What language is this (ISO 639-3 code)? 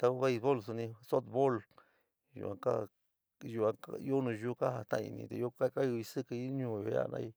mig